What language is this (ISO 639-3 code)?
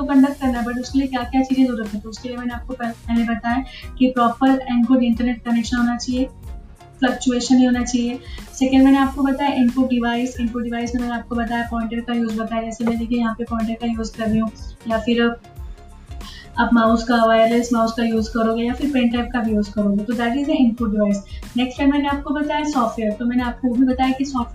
hin